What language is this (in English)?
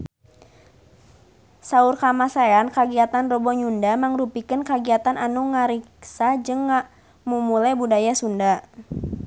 Sundanese